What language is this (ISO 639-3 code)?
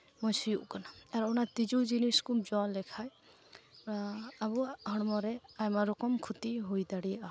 sat